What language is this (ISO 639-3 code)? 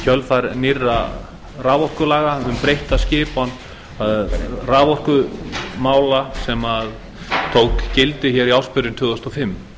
isl